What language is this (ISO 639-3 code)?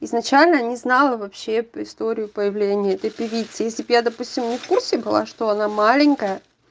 rus